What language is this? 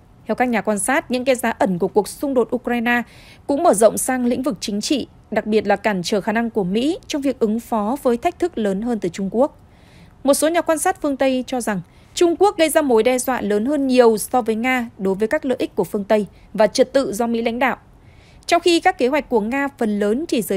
Vietnamese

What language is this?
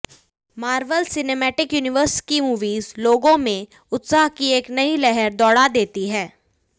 Hindi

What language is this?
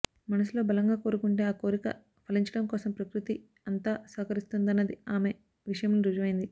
Telugu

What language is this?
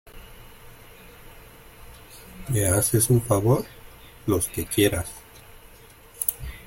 Spanish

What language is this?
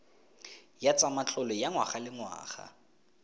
Tswana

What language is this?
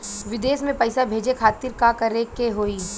Bhojpuri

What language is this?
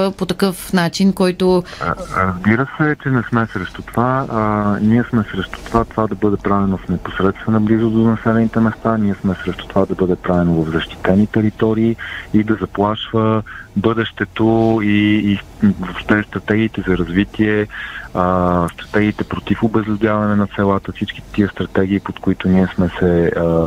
Bulgarian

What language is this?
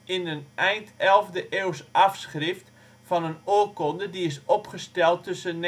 Dutch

